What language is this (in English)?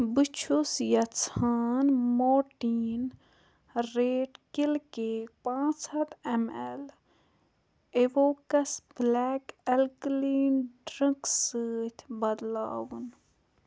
Kashmiri